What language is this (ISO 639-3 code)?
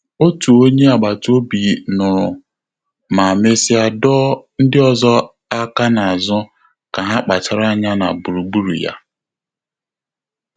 ibo